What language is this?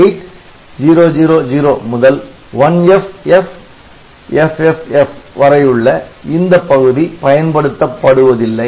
Tamil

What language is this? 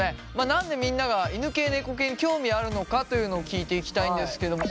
Japanese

